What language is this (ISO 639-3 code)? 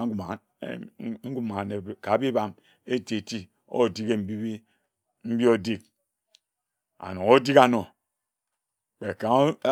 etu